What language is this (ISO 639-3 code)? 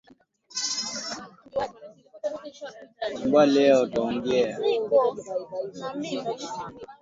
swa